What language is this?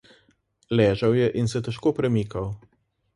Slovenian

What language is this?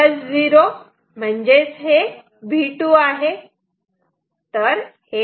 Marathi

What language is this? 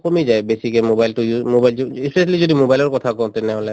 Assamese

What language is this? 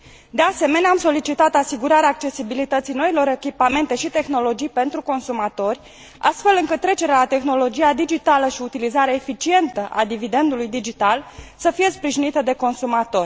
Romanian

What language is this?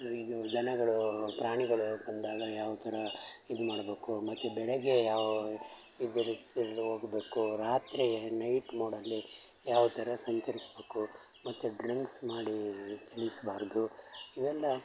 Kannada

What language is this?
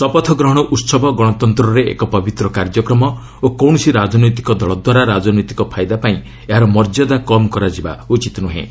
Odia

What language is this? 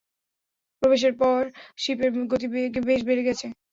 Bangla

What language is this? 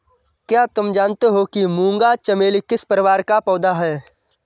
Hindi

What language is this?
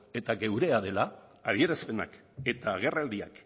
Basque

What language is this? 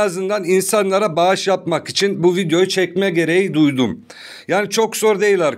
Turkish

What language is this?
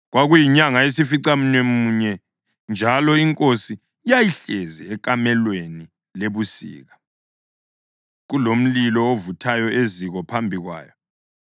North Ndebele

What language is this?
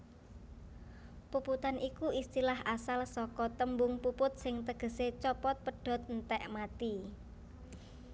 Javanese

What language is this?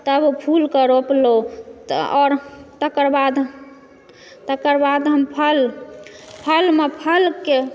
Maithili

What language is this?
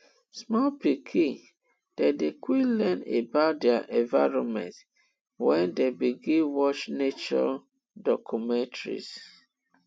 Nigerian Pidgin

